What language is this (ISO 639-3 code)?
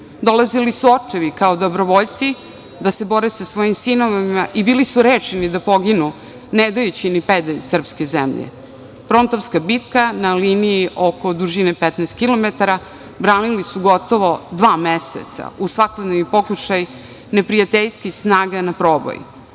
srp